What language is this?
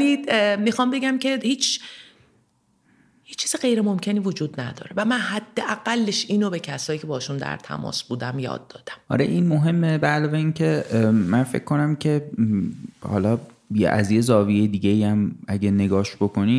Persian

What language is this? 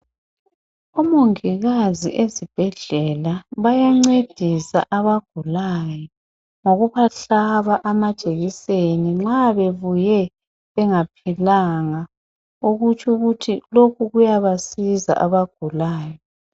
North Ndebele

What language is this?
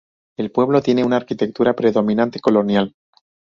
Spanish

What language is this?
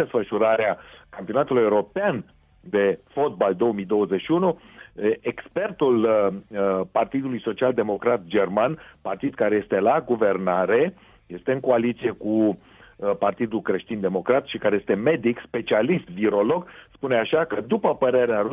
Romanian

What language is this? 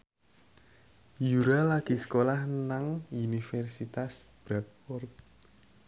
Javanese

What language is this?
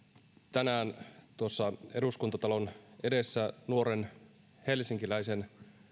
Finnish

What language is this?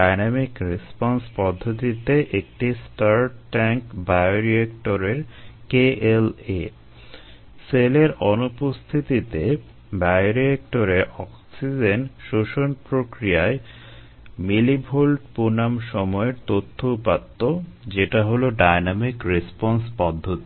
Bangla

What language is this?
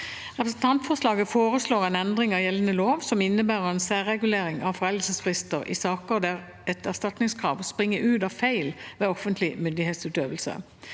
Norwegian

